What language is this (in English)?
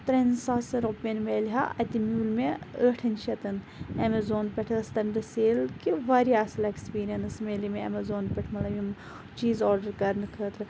Kashmiri